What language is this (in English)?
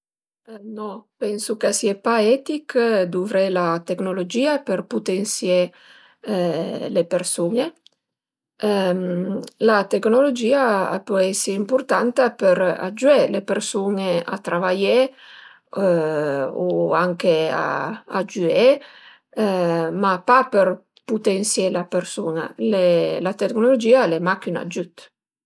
Piedmontese